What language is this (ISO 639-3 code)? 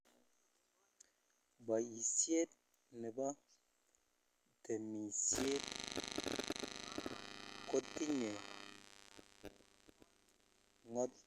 kln